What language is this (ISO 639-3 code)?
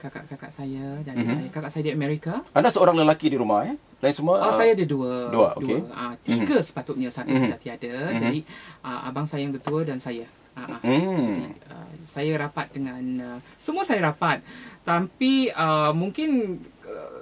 msa